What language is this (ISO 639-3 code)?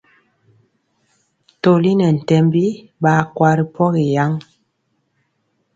mcx